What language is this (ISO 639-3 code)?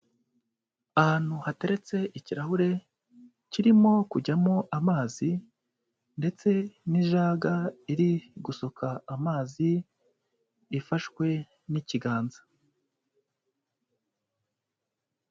kin